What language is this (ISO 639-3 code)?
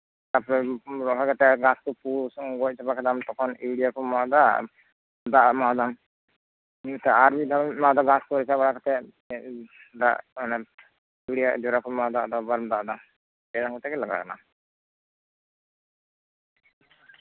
sat